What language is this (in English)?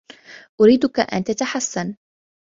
Arabic